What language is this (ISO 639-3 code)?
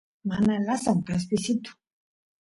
qus